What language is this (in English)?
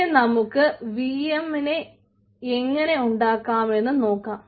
Malayalam